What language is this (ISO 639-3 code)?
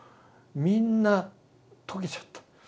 jpn